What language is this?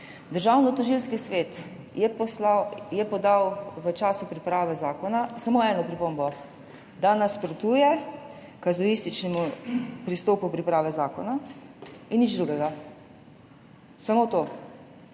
Slovenian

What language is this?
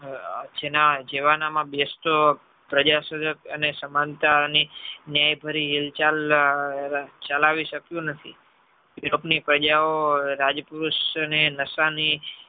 Gujarati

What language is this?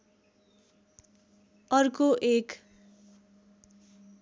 Nepali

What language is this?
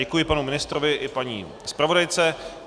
Czech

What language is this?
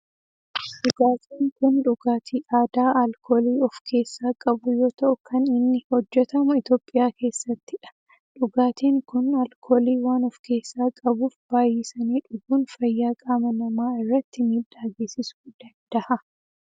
Oromo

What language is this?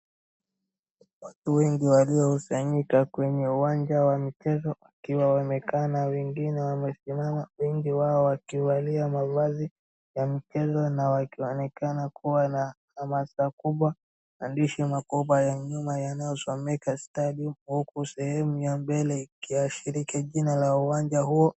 Swahili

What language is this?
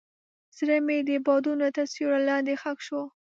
Pashto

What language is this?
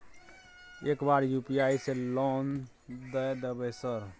Maithili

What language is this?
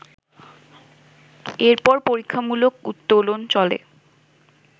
Bangla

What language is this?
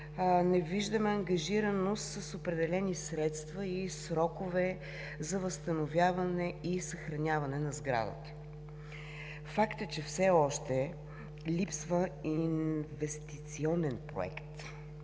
Bulgarian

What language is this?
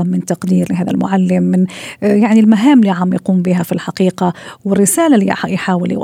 Arabic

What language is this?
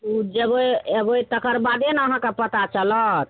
Maithili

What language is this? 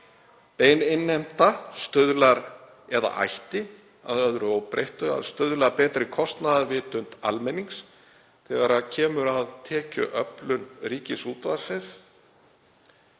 Icelandic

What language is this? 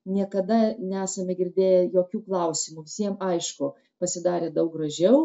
Lithuanian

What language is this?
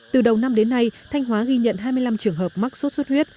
Vietnamese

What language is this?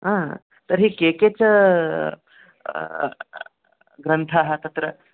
Sanskrit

